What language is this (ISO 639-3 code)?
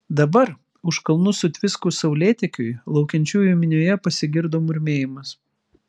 lit